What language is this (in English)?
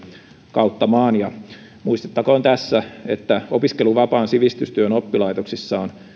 Finnish